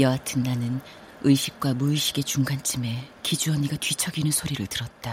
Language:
Korean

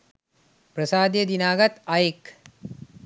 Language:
Sinhala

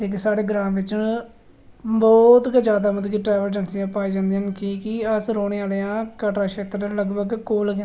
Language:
Dogri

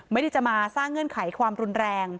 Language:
Thai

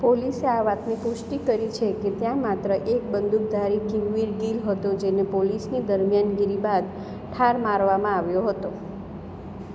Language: Gujarati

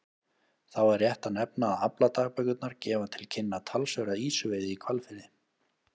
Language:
Icelandic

